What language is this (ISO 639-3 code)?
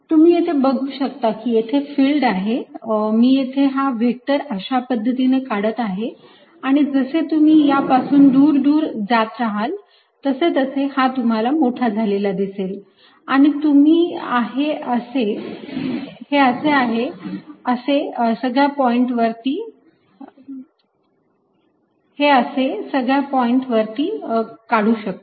mar